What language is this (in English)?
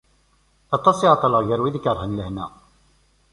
Kabyle